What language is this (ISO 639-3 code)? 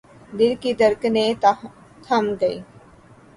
urd